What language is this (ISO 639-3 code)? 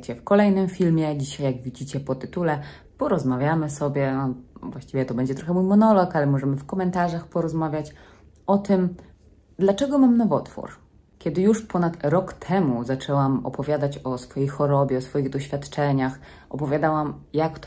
pol